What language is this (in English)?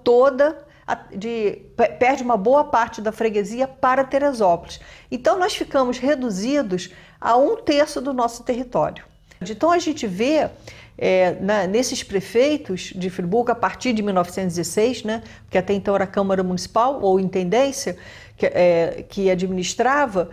Portuguese